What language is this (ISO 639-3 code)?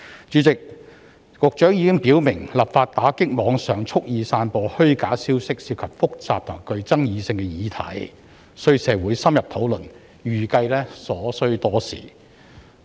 yue